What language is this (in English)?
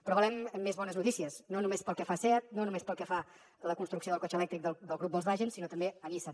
Catalan